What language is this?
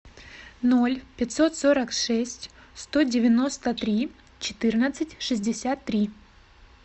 Russian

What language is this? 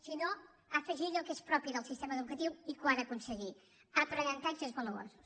Catalan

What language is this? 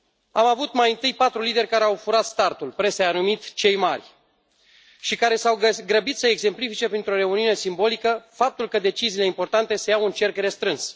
Romanian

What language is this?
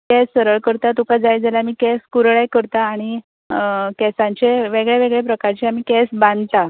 Konkani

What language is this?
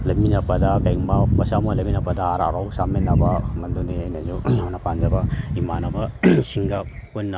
Manipuri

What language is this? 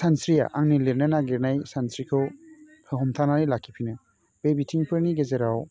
Bodo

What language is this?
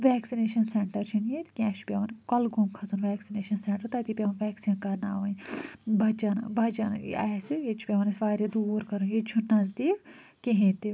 Kashmiri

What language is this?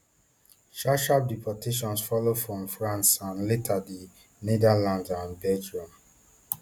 Nigerian Pidgin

